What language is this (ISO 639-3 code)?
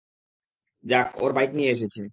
ben